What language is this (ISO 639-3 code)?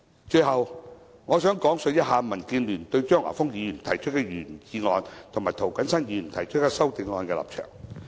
yue